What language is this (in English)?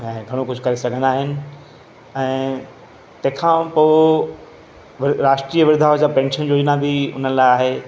Sindhi